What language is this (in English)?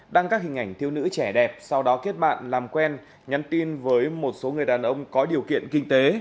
Vietnamese